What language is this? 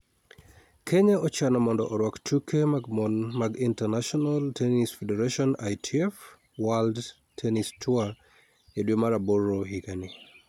Luo (Kenya and Tanzania)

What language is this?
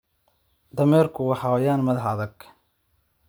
Somali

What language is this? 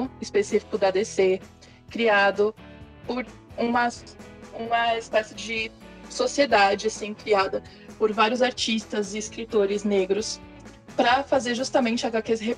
Portuguese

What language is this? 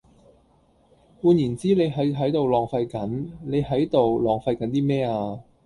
Cantonese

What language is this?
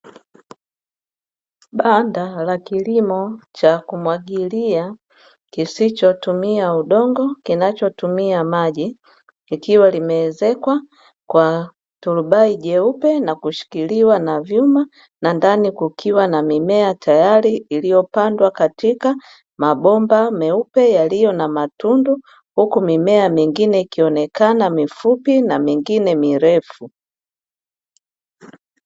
Swahili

